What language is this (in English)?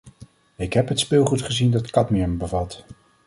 Dutch